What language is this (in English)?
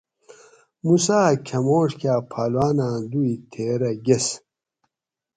Gawri